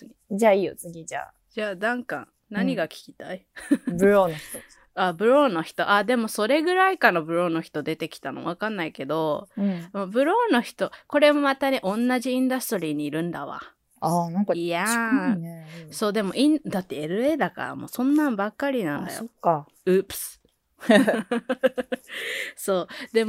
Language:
Japanese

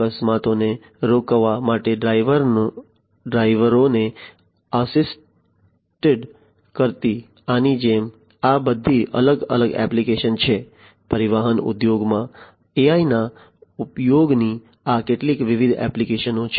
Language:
Gujarati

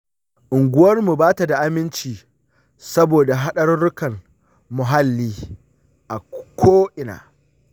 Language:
Hausa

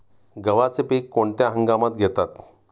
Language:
Marathi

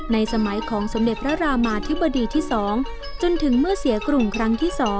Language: Thai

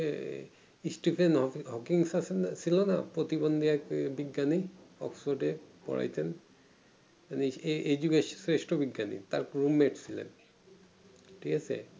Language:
Bangla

